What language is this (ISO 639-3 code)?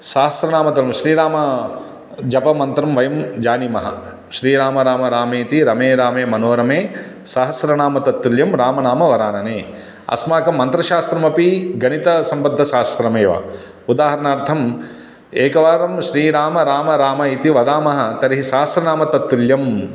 san